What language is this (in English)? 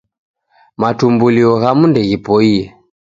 Taita